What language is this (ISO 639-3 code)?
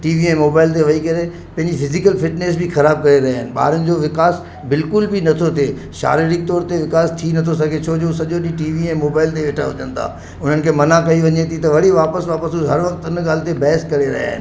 snd